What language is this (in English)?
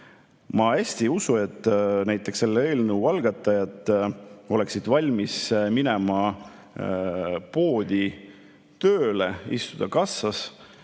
Estonian